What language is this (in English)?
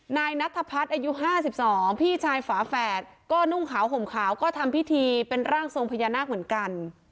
Thai